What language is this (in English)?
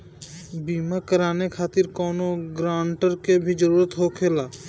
Bhojpuri